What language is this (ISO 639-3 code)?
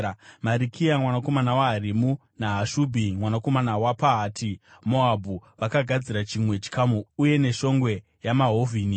sna